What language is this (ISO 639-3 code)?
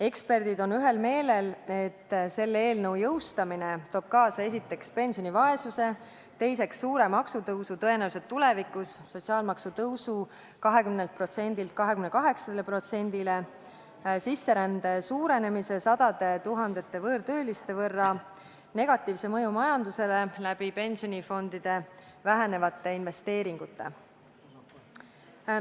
est